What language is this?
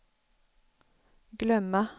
Swedish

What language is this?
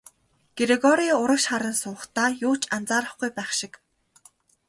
Mongolian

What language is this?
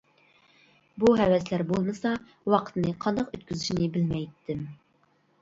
Uyghur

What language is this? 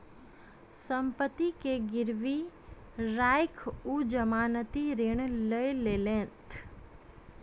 Maithili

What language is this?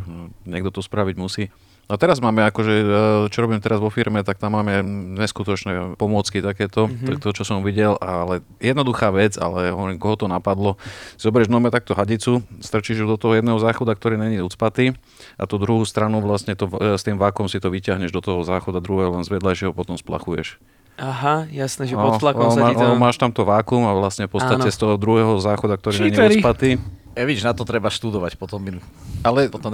Slovak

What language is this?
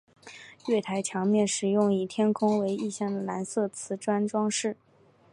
Chinese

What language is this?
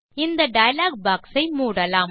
Tamil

